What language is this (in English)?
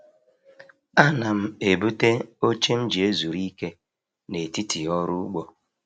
Igbo